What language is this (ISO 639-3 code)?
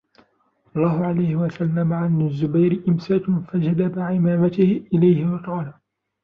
ara